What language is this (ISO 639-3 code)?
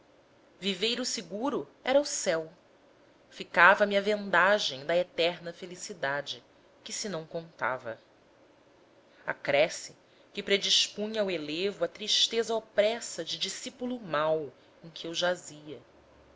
por